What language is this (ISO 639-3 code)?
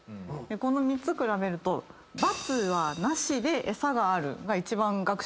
jpn